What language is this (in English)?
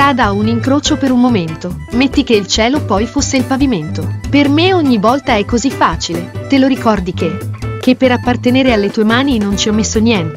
Italian